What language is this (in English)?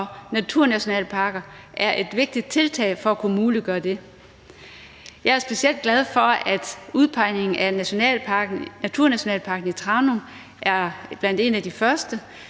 Danish